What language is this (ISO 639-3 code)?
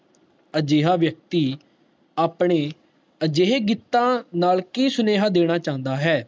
pan